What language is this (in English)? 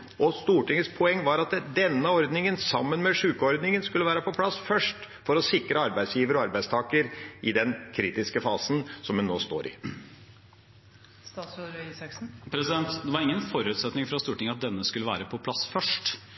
Norwegian Bokmål